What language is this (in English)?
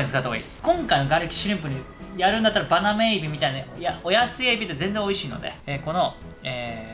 Japanese